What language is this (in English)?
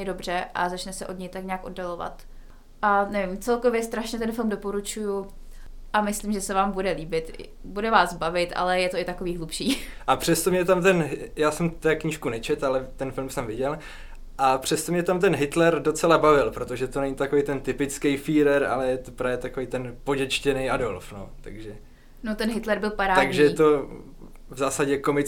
Czech